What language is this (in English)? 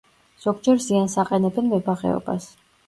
Georgian